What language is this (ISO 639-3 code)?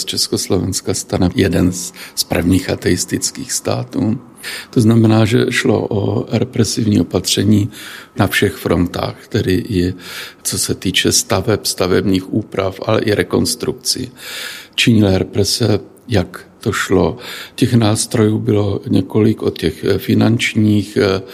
ces